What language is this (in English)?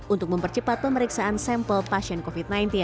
Indonesian